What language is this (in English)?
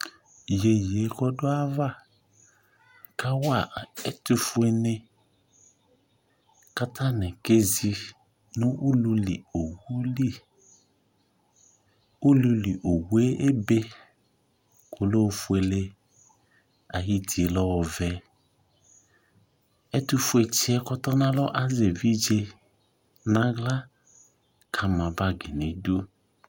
Ikposo